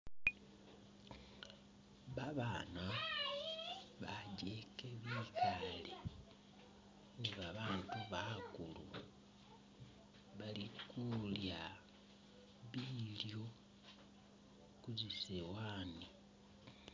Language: Masaaba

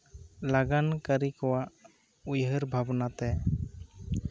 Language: Santali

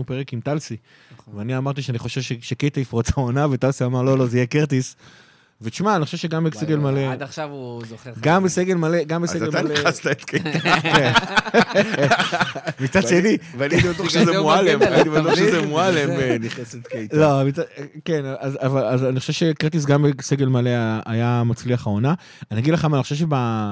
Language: Hebrew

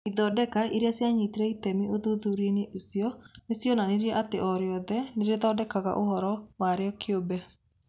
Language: Kikuyu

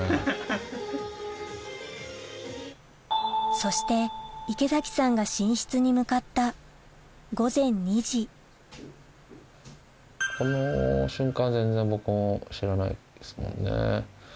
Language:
Japanese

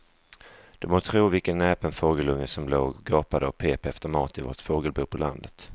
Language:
Swedish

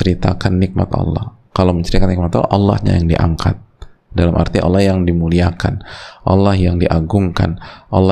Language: Indonesian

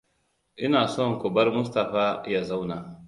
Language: Hausa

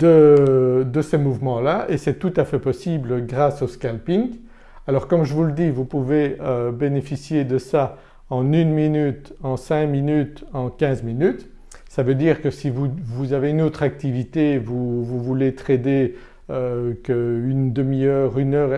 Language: French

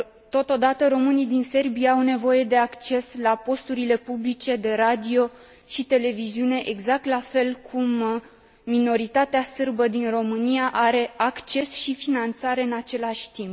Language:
Romanian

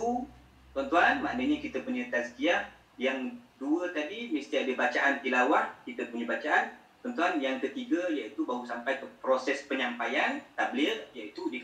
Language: Malay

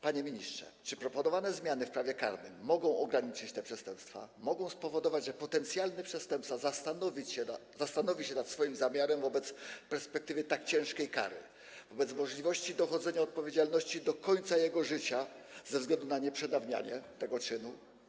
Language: Polish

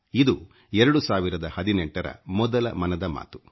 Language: Kannada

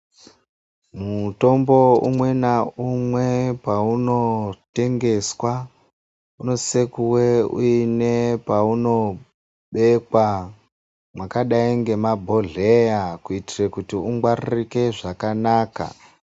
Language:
Ndau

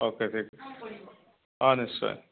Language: Assamese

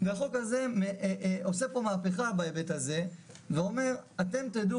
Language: Hebrew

